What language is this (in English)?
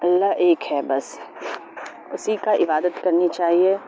Urdu